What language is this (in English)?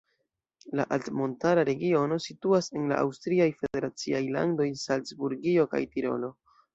Esperanto